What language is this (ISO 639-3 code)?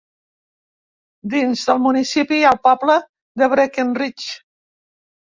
cat